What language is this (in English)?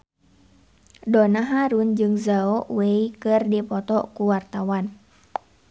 Sundanese